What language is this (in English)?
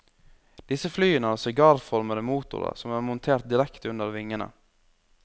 Norwegian